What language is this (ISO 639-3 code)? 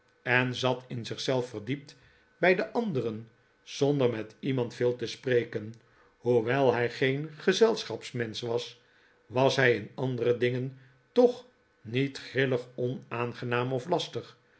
nld